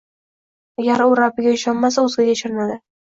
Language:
Uzbek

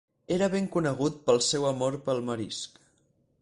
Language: Catalan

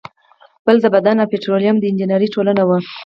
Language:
Pashto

